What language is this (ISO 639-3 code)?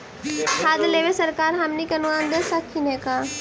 mag